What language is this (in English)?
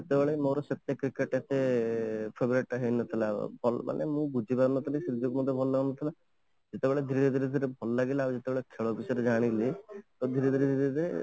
Odia